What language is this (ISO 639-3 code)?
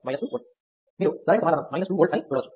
tel